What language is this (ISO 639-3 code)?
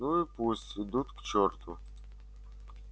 rus